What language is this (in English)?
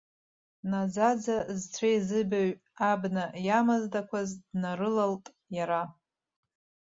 Abkhazian